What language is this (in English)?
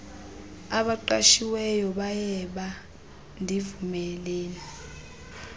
Xhosa